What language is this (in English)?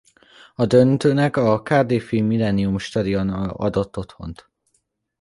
Hungarian